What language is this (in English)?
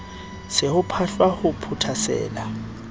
Southern Sotho